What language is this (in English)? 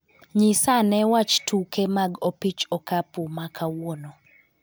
Luo (Kenya and Tanzania)